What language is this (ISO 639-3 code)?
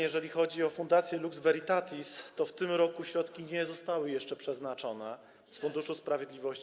pol